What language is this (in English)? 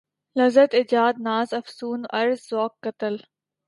Urdu